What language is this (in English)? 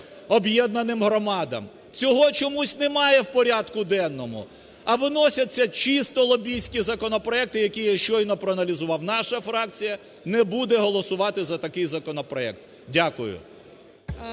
Ukrainian